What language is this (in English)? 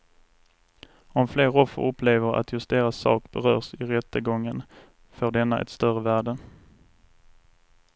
Swedish